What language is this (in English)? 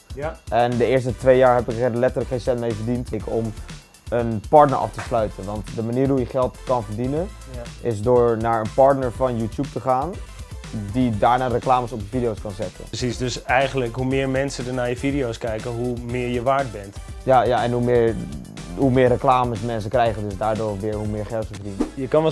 Dutch